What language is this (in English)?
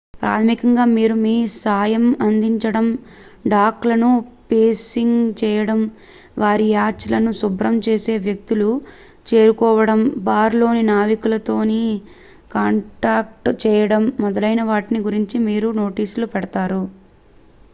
Telugu